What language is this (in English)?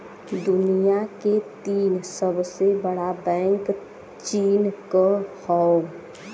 Bhojpuri